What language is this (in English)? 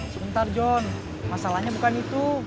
Indonesian